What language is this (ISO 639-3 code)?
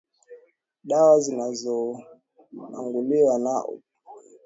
swa